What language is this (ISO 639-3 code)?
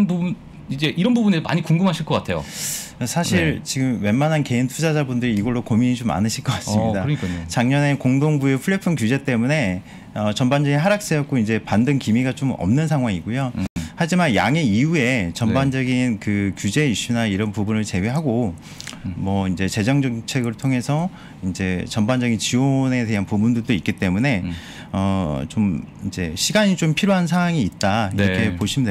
kor